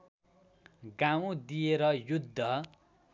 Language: Nepali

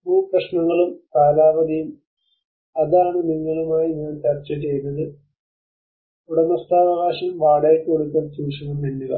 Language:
Malayalam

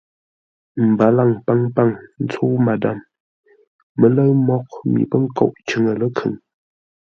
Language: Ngombale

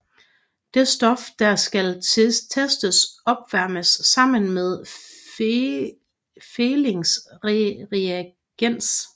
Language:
Danish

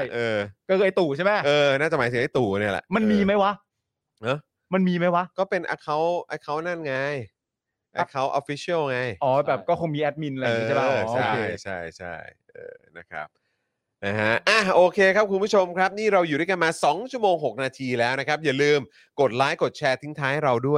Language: Thai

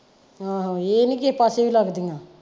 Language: Punjabi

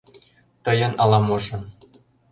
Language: Mari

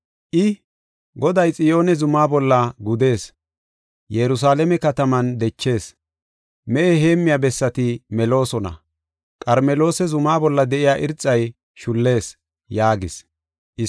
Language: Gofa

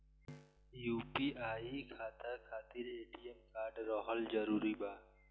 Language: Bhojpuri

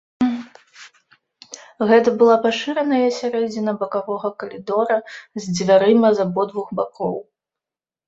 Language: Belarusian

